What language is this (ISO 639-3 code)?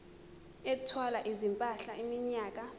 zul